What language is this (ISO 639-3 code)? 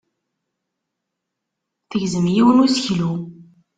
kab